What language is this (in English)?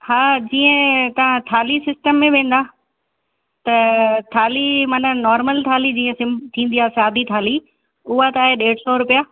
Sindhi